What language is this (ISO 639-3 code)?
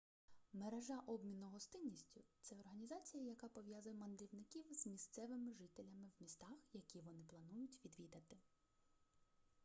ukr